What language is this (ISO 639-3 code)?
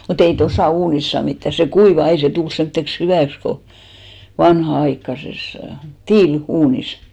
fin